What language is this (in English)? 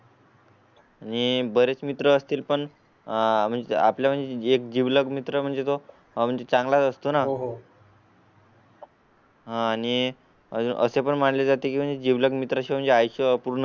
Marathi